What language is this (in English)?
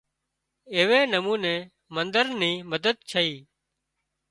Wadiyara Koli